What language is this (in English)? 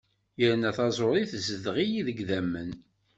Kabyle